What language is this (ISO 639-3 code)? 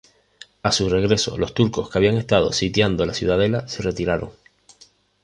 spa